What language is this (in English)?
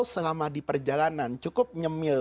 Indonesian